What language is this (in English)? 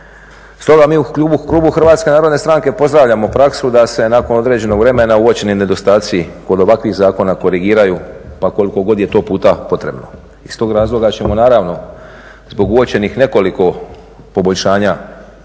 Croatian